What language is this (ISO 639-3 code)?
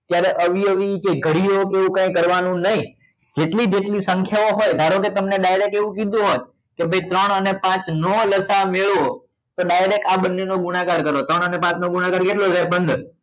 guj